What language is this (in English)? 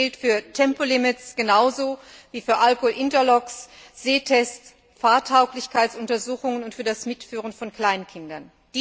German